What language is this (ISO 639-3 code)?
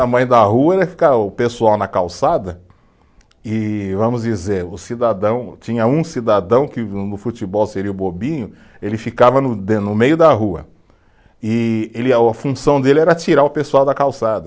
por